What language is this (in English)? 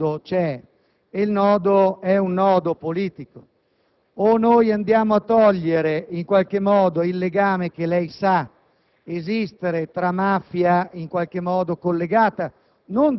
Italian